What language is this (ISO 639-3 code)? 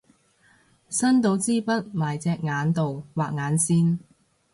yue